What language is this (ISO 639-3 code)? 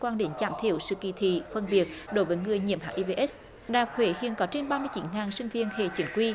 vie